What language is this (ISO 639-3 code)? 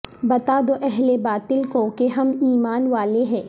urd